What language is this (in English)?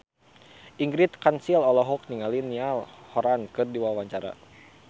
Sundanese